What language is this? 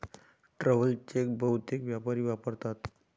Marathi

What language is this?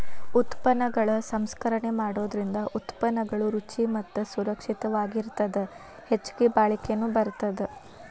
Kannada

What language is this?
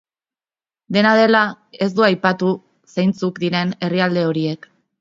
Basque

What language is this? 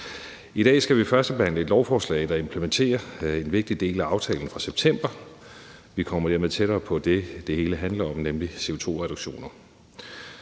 Danish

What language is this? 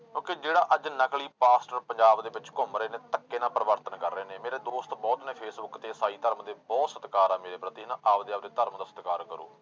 Punjabi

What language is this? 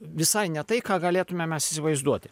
Lithuanian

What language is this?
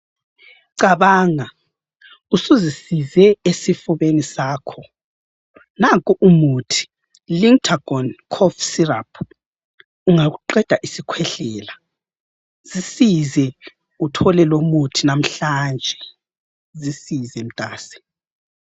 North Ndebele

